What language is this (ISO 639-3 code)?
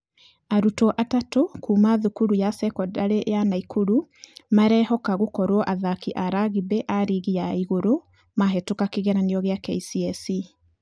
kik